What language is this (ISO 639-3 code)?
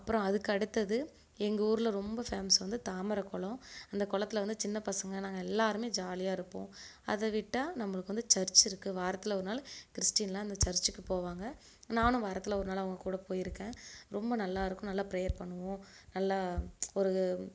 tam